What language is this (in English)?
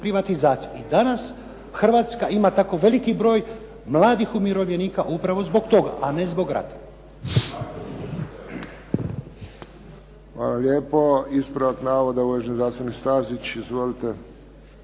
Croatian